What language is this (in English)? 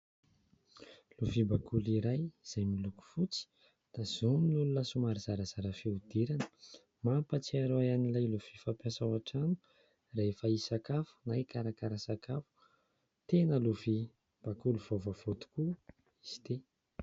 Malagasy